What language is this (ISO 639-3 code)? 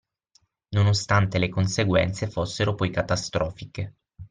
ita